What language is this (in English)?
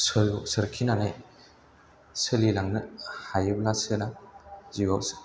Bodo